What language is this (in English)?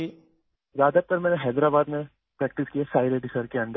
Urdu